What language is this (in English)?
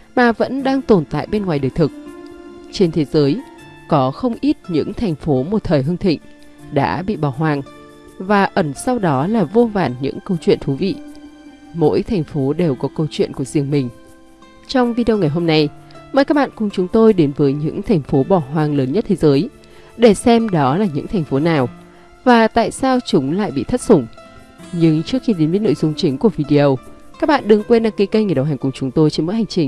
Vietnamese